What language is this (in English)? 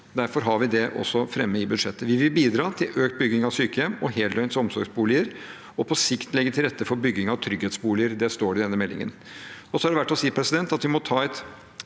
Norwegian